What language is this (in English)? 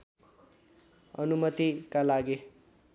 Nepali